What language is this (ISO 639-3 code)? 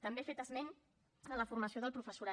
cat